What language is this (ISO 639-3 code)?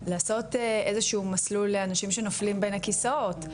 heb